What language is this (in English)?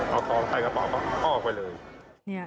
Thai